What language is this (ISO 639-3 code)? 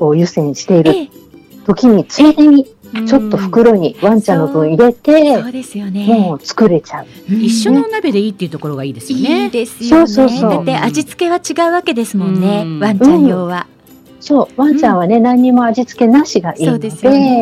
jpn